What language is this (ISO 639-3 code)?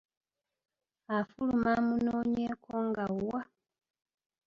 lug